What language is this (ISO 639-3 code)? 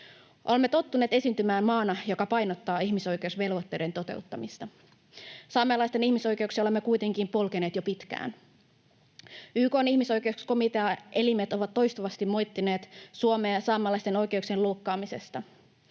fin